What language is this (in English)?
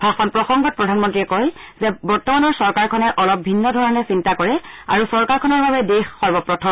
Assamese